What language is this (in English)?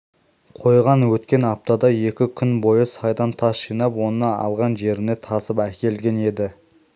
Kazakh